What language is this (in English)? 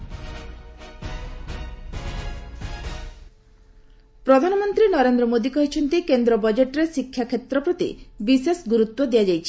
Odia